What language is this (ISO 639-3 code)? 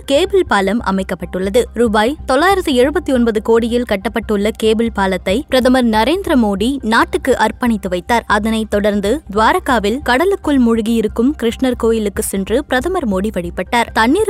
tam